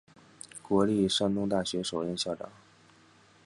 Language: Chinese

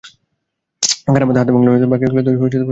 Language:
Bangla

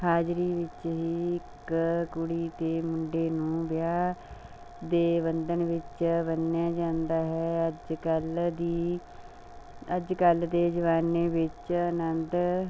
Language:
Punjabi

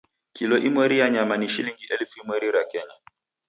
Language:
Taita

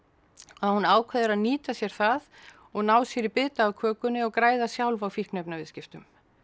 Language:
Icelandic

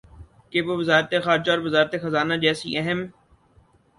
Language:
Urdu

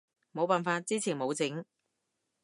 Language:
Cantonese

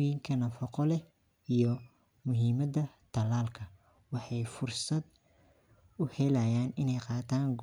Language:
Somali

